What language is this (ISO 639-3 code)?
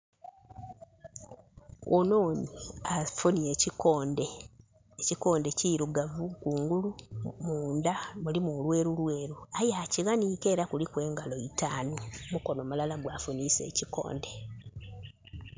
xog